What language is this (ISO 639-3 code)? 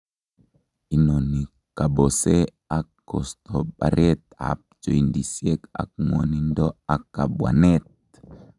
kln